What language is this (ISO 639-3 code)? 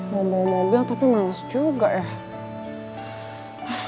ind